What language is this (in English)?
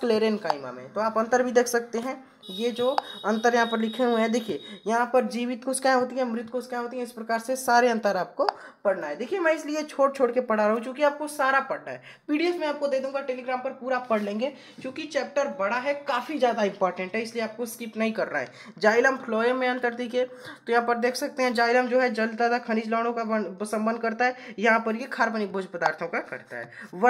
Hindi